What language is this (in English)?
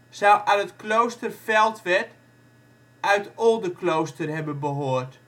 Dutch